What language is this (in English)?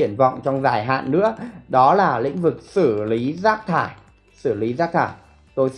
Vietnamese